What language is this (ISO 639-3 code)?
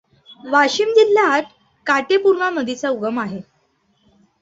mar